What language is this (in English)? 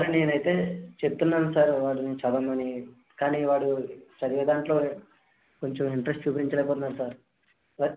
Telugu